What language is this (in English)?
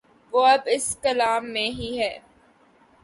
Urdu